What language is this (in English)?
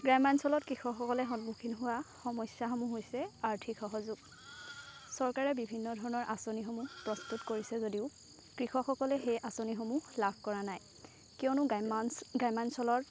Assamese